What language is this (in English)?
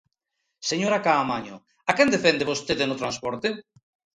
Galician